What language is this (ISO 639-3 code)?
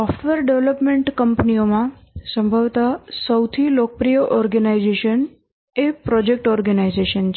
guj